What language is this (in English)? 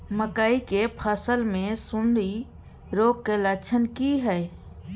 Maithili